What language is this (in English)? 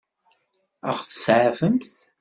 Kabyle